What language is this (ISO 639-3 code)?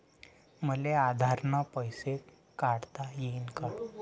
mar